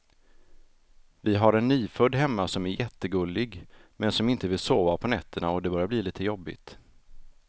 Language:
Swedish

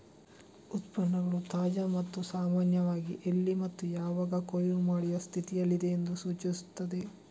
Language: Kannada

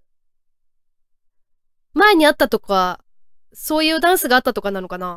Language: Japanese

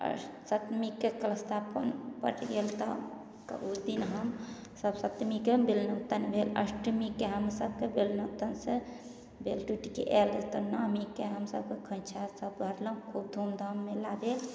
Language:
Maithili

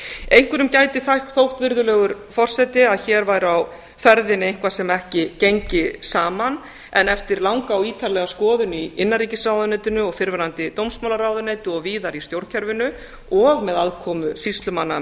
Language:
Icelandic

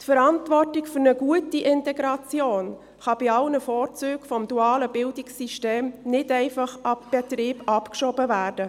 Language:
Swiss German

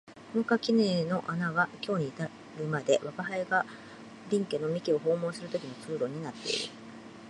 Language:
Japanese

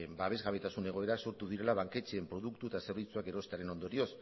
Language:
Basque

